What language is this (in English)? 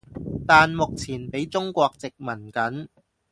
Cantonese